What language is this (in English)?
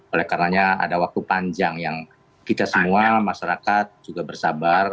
Indonesian